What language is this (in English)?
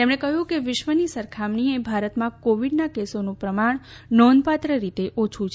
Gujarati